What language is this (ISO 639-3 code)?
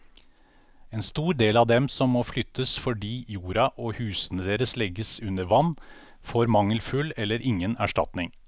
nor